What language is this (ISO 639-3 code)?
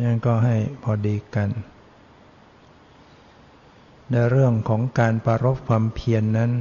tha